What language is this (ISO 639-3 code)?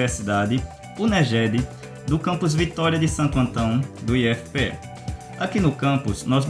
por